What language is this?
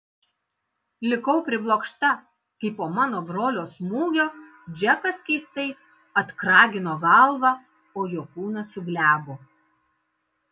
Lithuanian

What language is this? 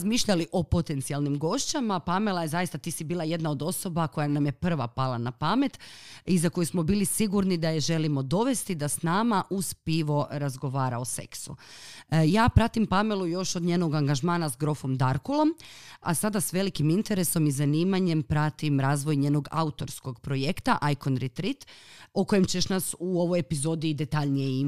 Croatian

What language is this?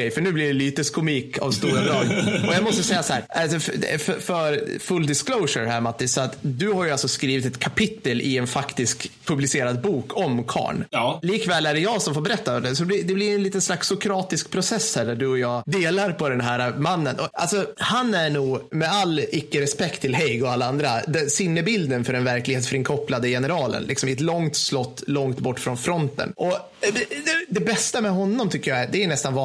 Swedish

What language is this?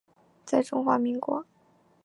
Chinese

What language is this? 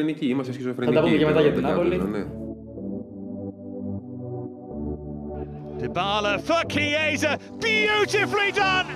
Greek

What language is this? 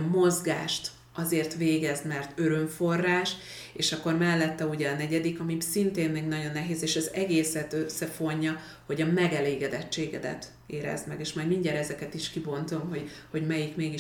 Hungarian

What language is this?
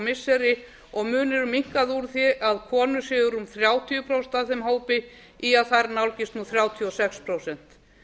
Icelandic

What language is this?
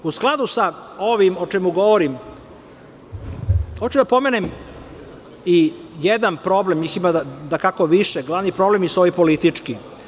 Serbian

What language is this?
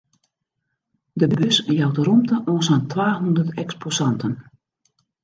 Western Frisian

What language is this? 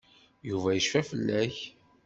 Kabyle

